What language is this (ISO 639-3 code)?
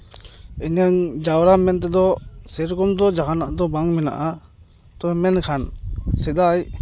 sat